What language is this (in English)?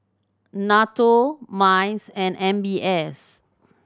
English